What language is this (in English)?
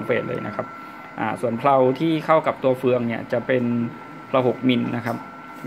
Thai